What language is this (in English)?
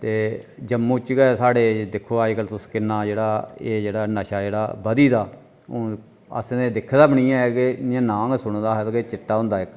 Dogri